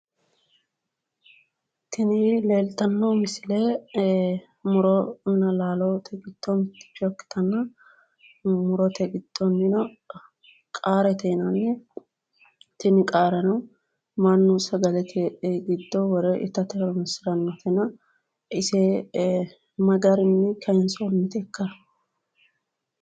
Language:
Sidamo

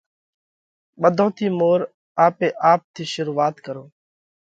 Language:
Parkari Koli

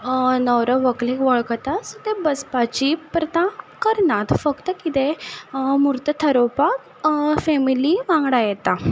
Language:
Konkani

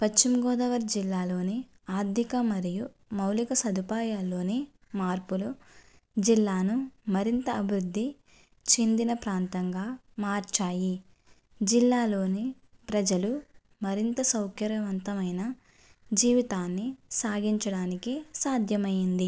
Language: Telugu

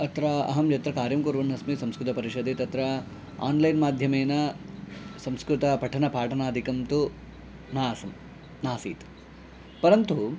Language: Sanskrit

